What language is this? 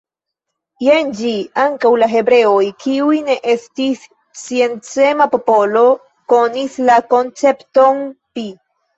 Esperanto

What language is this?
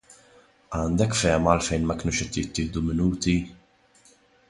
Maltese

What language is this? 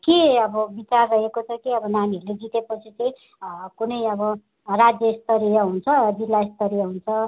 Nepali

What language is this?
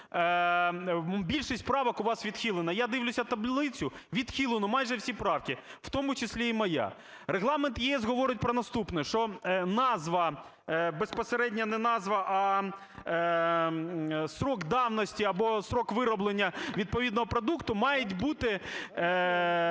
Ukrainian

